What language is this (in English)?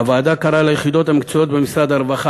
Hebrew